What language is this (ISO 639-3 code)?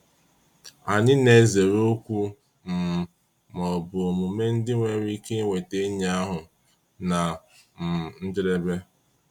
ibo